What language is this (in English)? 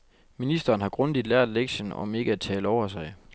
Danish